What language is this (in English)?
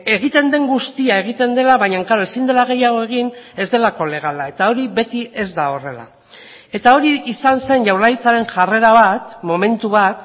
Basque